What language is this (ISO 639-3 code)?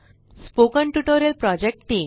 mar